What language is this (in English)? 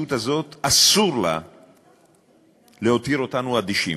Hebrew